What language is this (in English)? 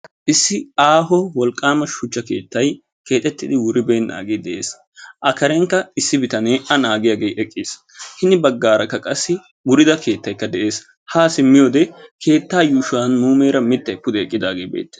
Wolaytta